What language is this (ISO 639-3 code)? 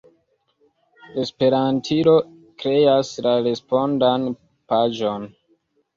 epo